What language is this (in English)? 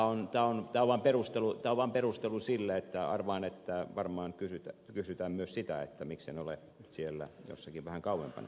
Finnish